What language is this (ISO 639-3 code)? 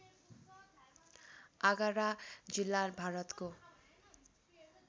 nep